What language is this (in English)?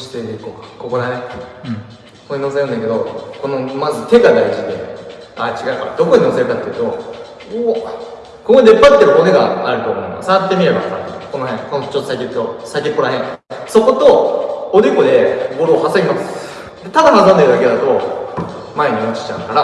Japanese